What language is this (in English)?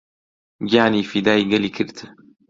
Central Kurdish